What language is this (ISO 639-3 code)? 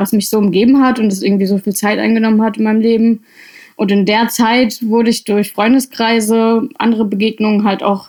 deu